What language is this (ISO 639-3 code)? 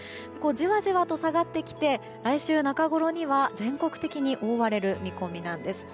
jpn